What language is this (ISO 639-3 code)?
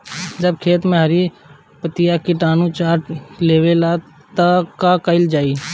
bho